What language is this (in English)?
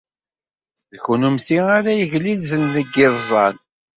Kabyle